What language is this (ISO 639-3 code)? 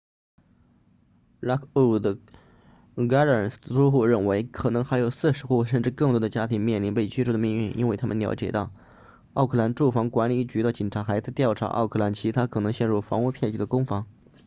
zho